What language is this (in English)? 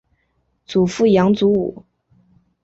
Chinese